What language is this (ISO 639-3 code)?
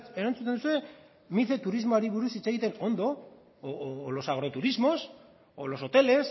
eus